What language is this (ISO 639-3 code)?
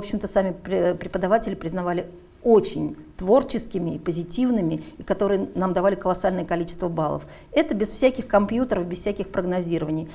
rus